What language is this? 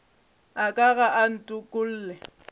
Northern Sotho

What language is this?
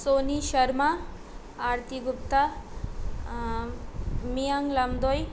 Nepali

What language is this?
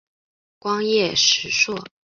Chinese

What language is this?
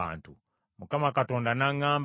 Ganda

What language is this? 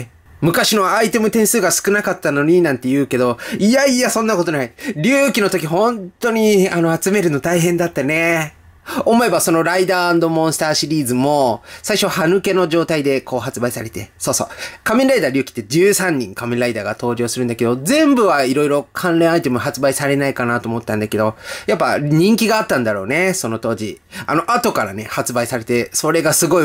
Japanese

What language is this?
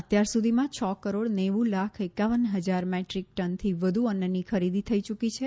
Gujarati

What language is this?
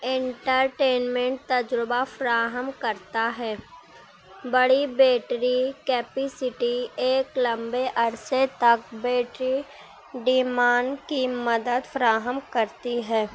Urdu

